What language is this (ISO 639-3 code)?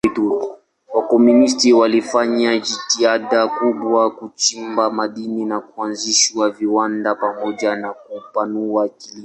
swa